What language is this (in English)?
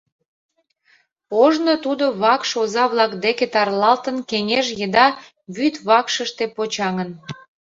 Mari